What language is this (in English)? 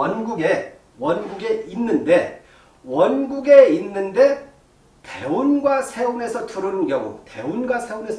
Korean